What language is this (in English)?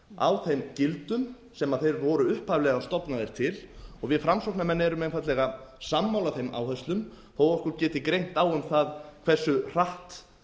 Icelandic